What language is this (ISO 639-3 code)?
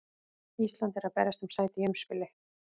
isl